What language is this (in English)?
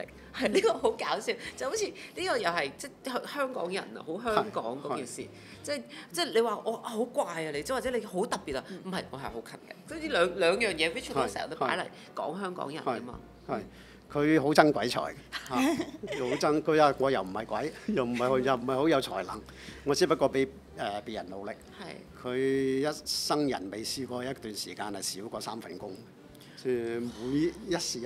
Chinese